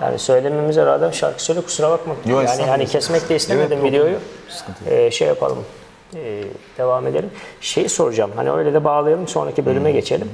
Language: Turkish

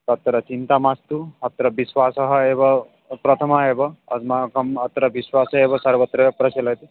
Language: Sanskrit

